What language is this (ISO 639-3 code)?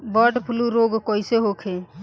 bho